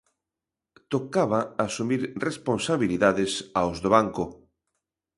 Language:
Galician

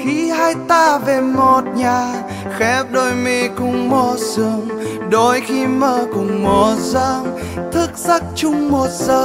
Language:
Vietnamese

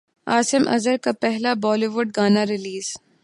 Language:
Urdu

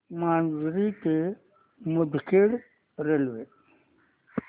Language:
Marathi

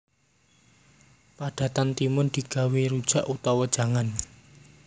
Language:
Javanese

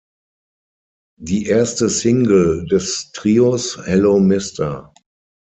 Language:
German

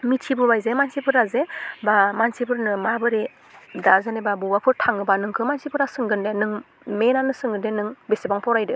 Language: Bodo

